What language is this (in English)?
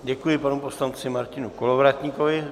Czech